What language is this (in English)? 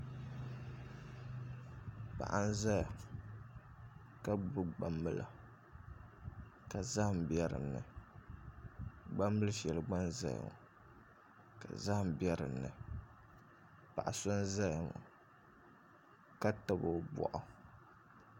Dagbani